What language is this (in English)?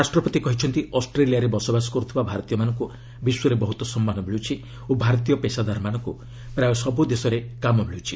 Odia